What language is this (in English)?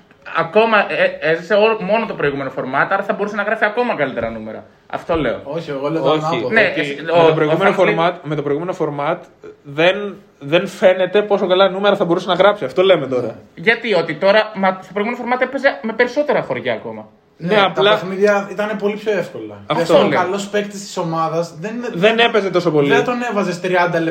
Greek